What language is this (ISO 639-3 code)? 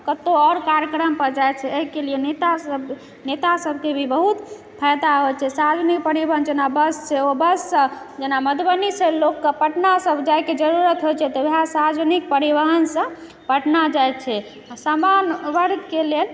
mai